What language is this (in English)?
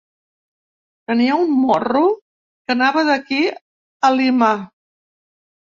Catalan